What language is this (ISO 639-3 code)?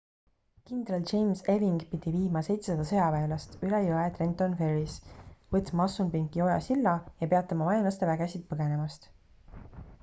est